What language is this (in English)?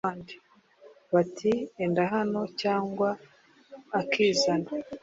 Kinyarwanda